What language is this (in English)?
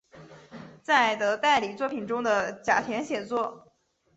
Chinese